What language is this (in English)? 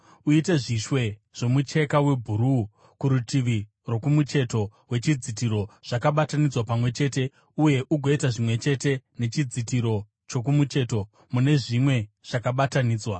Shona